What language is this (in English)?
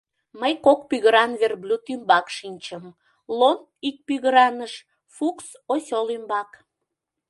Mari